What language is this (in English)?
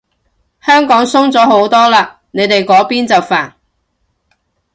Cantonese